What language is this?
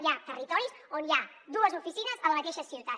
Catalan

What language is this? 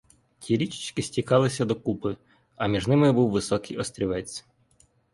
Ukrainian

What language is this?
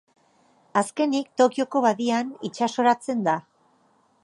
Basque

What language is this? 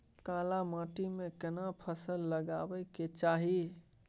Maithili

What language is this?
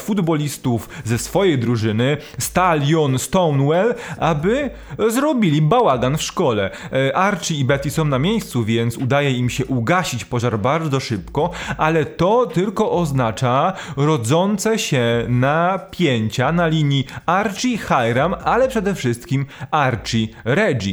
Polish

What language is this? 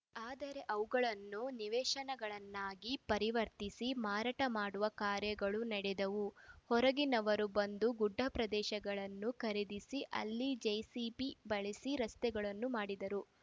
Kannada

